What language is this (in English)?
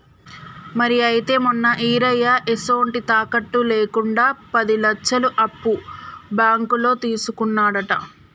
Telugu